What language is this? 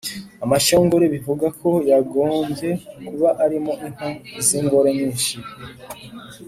Kinyarwanda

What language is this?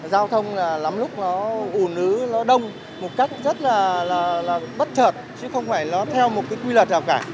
Vietnamese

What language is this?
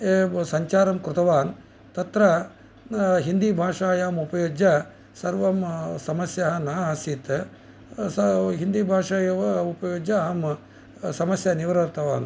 Sanskrit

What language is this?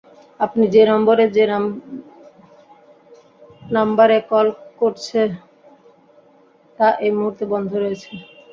Bangla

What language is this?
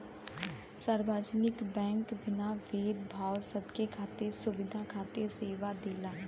Bhojpuri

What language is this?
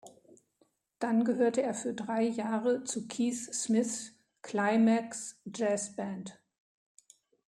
German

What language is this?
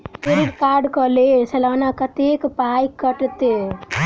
Maithili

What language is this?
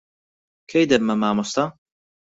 Central Kurdish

